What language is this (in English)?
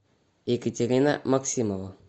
Russian